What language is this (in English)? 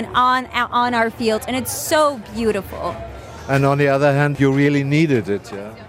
German